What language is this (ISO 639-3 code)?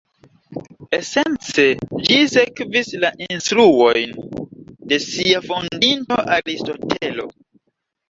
epo